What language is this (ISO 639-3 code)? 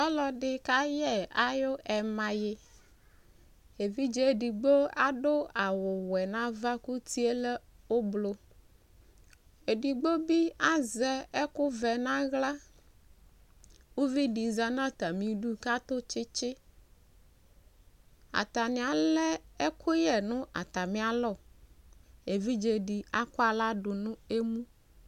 kpo